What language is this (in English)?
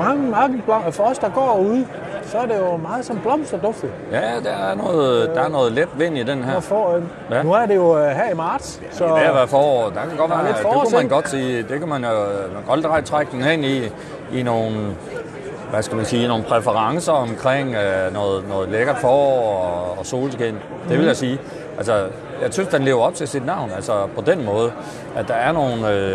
Danish